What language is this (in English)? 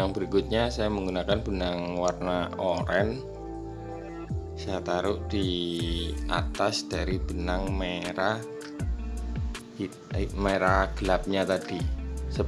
Indonesian